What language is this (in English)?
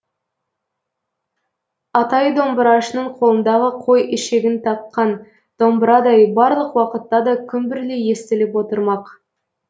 Kazakh